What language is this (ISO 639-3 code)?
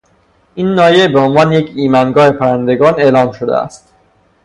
fas